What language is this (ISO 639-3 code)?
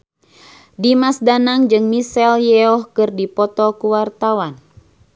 sun